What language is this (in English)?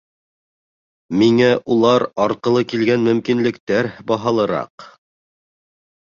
Bashkir